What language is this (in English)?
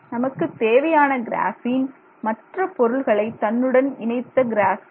Tamil